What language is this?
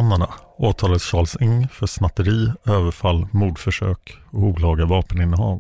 Swedish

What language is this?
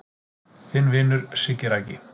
Icelandic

